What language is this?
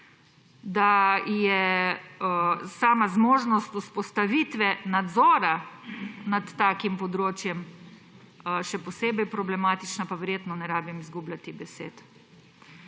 Slovenian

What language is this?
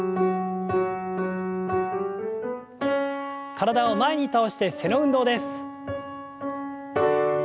Japanese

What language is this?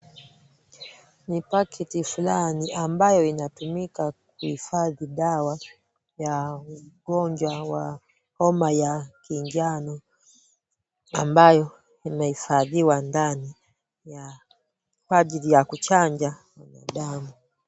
Swahili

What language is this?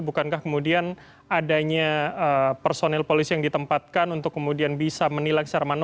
Indonesian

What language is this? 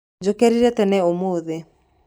Kikuyu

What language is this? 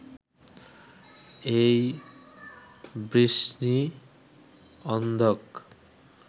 Bangla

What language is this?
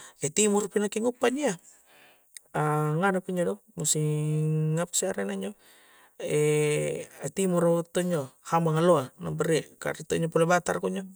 Coastal Konjo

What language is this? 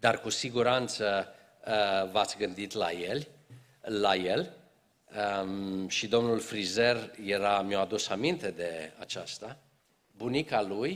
Romanian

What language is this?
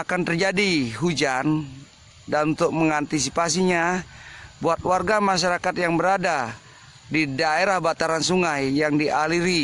Indonesian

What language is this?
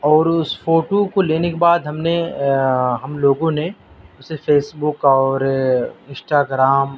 Urdu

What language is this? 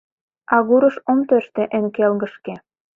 Mari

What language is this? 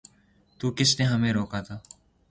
Urdu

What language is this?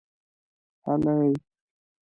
Pashto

